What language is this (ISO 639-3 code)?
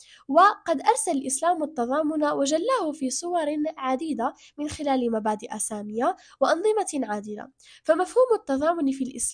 ara